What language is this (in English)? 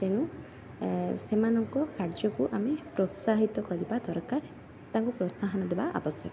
Odia